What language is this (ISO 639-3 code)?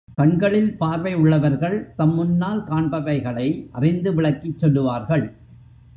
tam